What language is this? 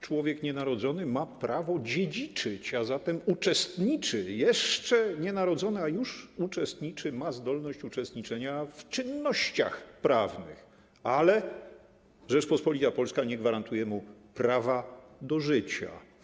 Polish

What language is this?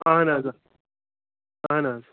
Kashmiri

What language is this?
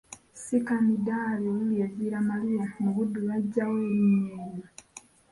Ganda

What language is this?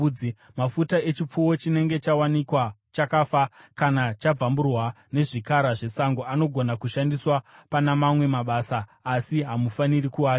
Shona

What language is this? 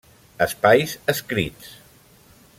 Catalan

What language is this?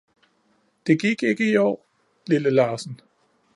Danish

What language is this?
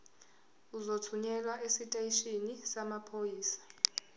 Zulu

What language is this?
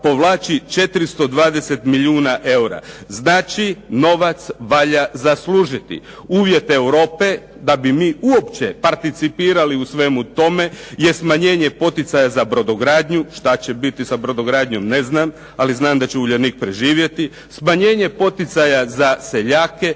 Croatian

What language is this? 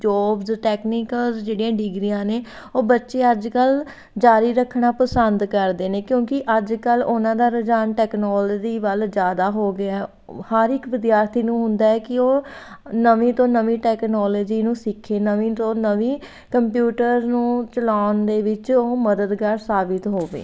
Punjabi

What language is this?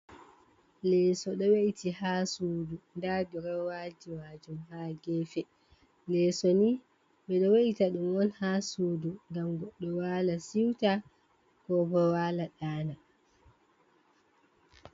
Fula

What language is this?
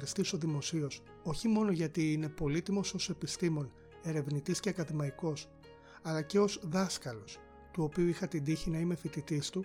Greek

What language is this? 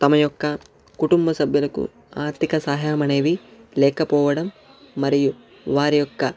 Telugu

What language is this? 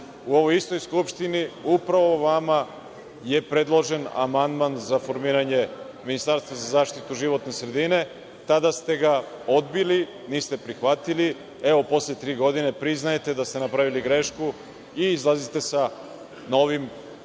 Serbian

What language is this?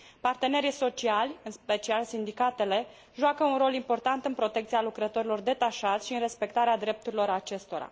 Romanian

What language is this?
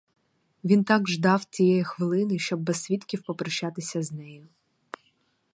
Ukrainian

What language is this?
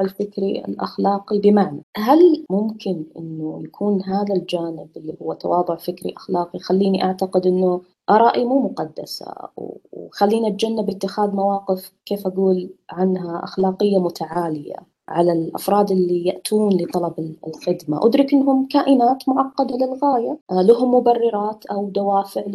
Arabic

